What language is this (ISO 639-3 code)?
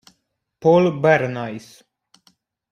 ita